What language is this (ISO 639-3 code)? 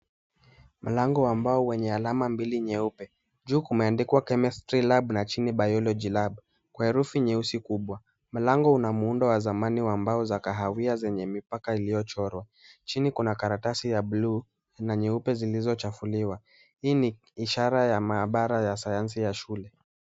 swa